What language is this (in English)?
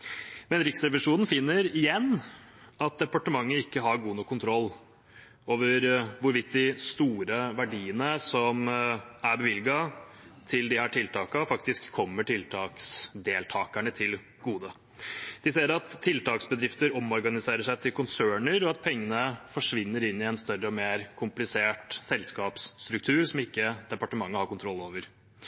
Norwegian Bokmål